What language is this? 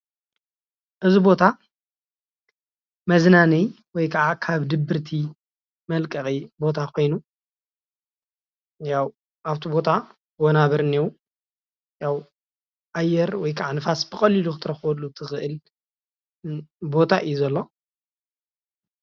Tigrinya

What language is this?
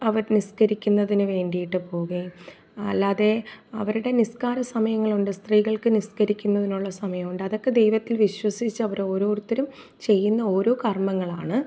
Malayalam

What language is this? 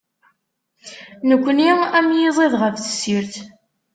Kabyle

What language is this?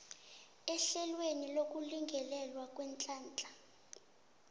South Ndebele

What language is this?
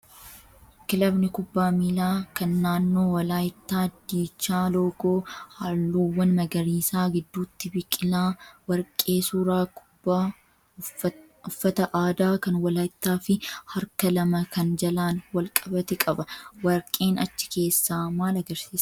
Oromo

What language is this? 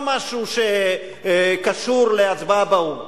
Hebrew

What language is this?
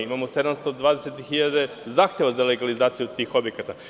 Serbian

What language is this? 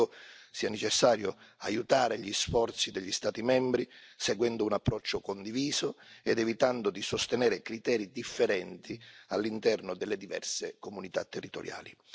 Italian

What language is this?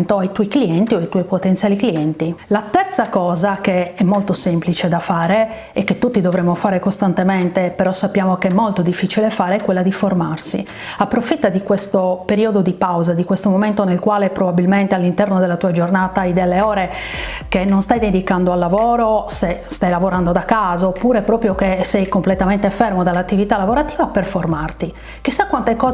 Italian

